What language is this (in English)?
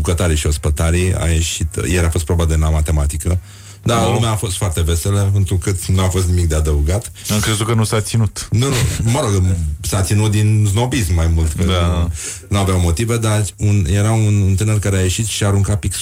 Romanian